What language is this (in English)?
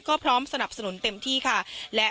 Thai